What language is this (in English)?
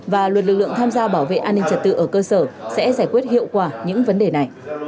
Vietnamese